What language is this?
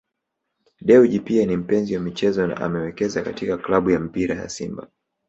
Swahili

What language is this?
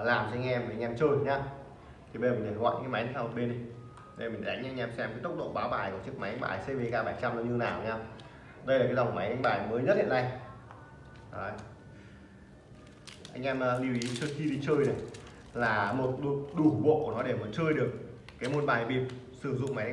Vietnamese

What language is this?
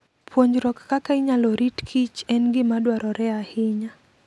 Luo (Kenya and Tanzania)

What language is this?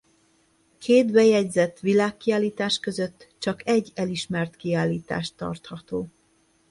Hungarian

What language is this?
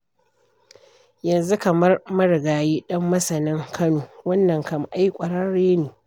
Hausa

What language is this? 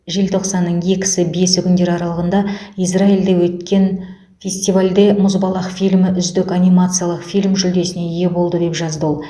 Kazakh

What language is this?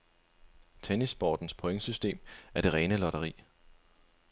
Danish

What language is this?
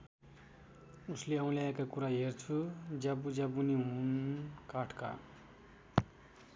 Nepali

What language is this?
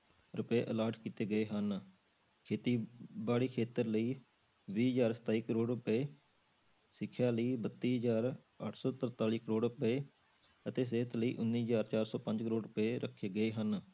Punjabi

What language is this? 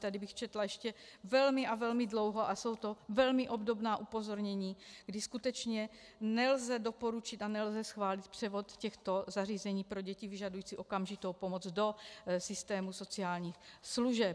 Czech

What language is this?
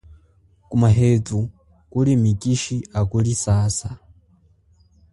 Chokwe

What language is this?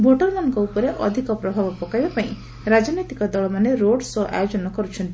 Odia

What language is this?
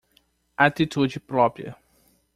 Portuguese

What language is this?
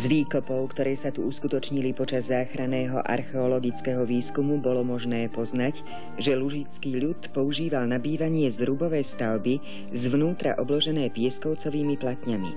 Czech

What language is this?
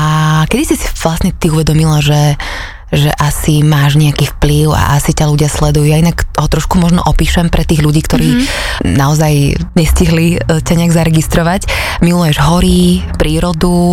Slovak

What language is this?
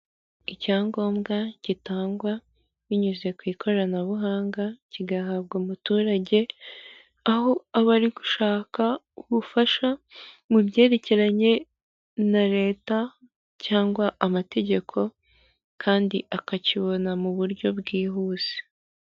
Kinyarwanda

